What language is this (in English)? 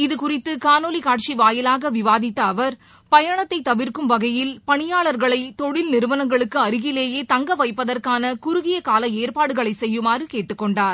Tamil